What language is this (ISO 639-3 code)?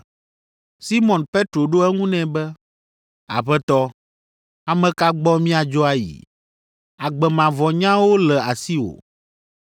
ewe